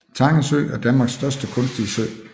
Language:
Danish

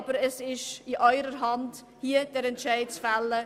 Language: Swiss German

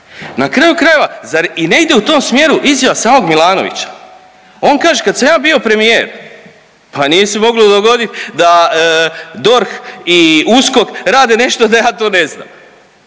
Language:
Croatian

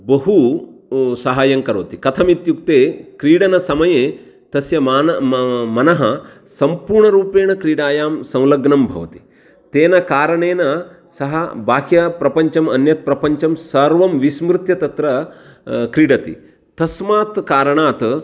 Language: Sanskrit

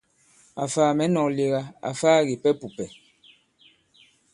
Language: Bankon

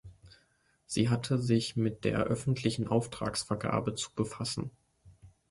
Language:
German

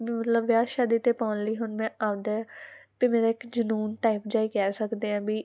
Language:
Punjabi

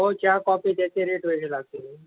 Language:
Marathi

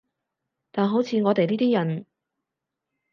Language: Cantonese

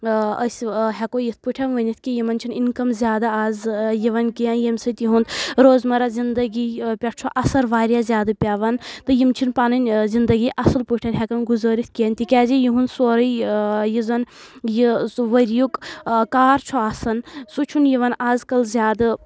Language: Kashmiri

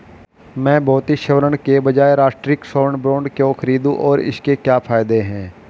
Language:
Hindi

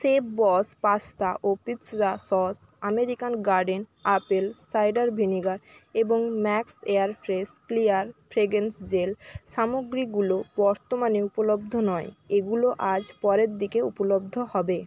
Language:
Bangla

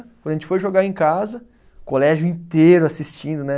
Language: Portuguese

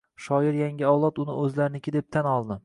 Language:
Uzbek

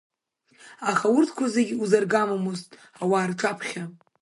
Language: Abkhazian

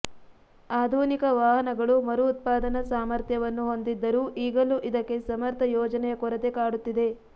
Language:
Kannada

